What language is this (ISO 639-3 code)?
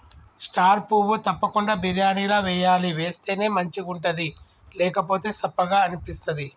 tel